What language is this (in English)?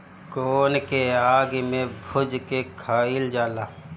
Bhojpuri